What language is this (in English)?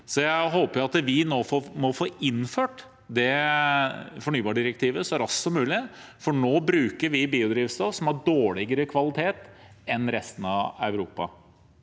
Norwegian